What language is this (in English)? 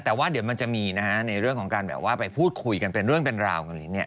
Thai